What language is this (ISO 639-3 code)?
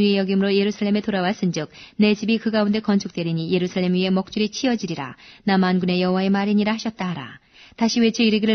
kor